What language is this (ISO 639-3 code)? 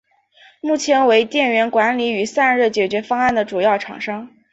zho